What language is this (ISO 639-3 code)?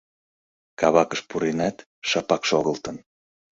chm